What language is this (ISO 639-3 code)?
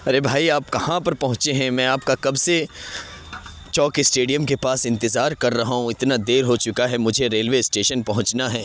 urd